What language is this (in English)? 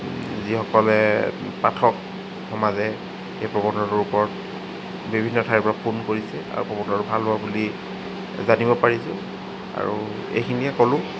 Assamese